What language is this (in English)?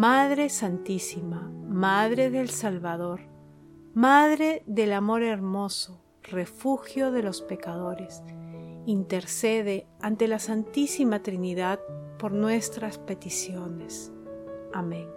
Spanish